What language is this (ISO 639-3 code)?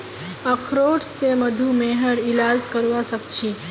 mag